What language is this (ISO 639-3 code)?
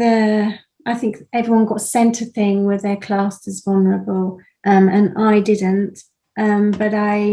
eng